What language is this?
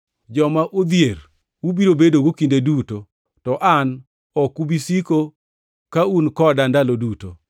Luo (Kenya and Tanzania)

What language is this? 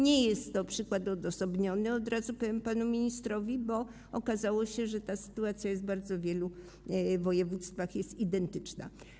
Polish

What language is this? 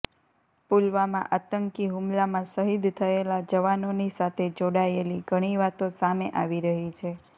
Gujarati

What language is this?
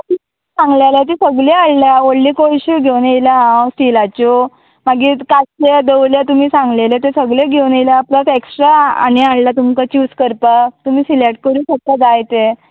Konkani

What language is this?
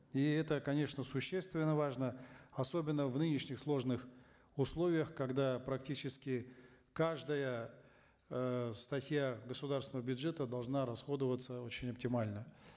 Kazakh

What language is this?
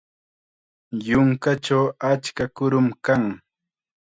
Chiquián Ancash Quechua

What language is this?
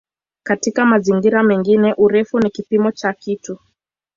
Swahili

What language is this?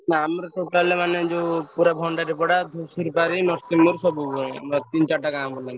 Odia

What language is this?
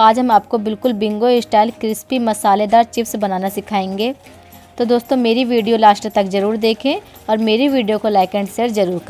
Hindi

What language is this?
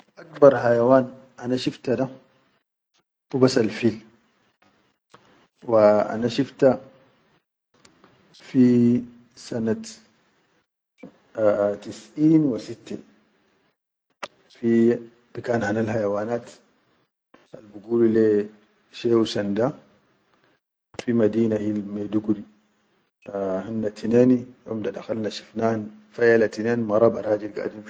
Chadian Arabic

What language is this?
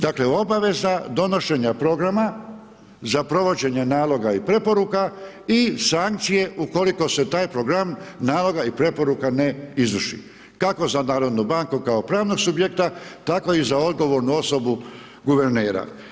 Croatian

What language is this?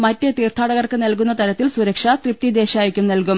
Malayalam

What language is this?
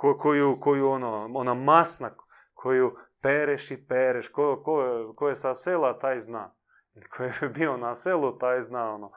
Croatian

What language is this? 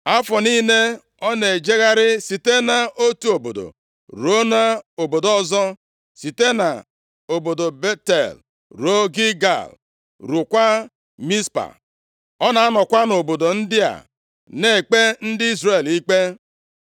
Igbo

